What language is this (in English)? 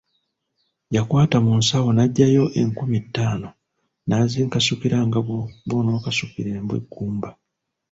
Ganda